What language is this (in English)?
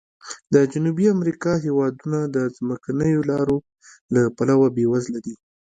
Pashto